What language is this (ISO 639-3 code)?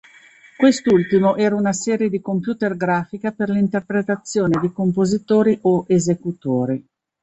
ita